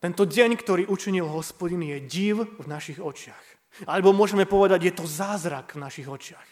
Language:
Slovak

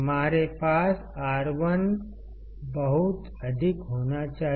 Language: Hindi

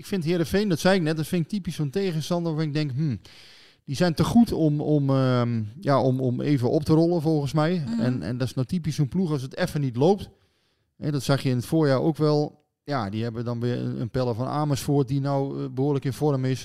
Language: Dutch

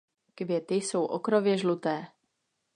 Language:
Czech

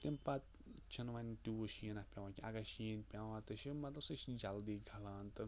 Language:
Kashmiri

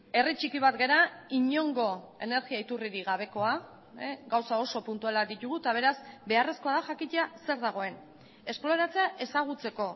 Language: Basque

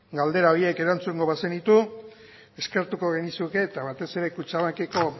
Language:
Basque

